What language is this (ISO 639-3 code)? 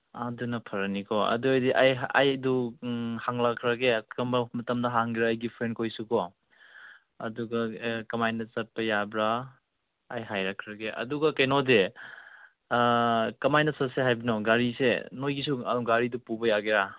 mni